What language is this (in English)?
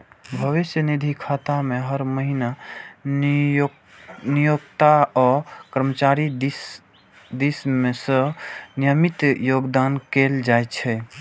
Maithili